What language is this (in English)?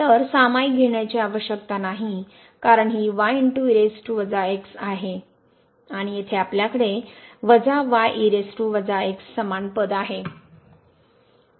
Marathi